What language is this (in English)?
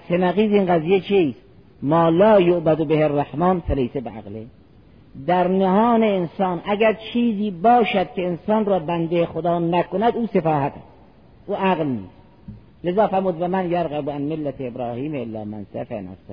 Persian